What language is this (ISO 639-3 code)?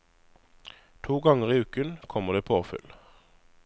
nor